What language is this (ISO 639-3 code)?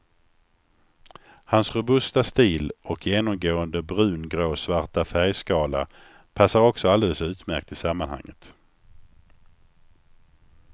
swe